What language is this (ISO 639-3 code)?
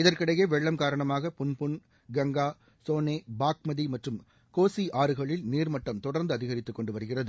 tam